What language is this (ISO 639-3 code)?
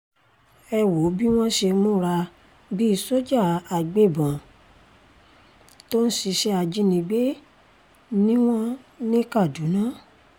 yor